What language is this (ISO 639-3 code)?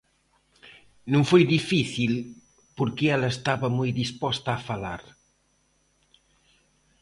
glg